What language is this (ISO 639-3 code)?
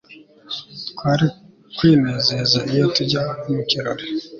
kin